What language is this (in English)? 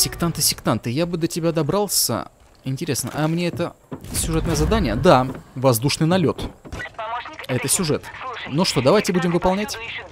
Russian